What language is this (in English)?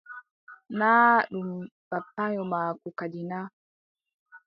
Adamawa Fulfulde